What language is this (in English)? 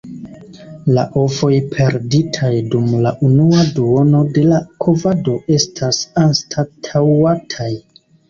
Esperanto